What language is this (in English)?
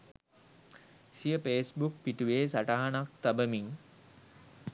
Sinhala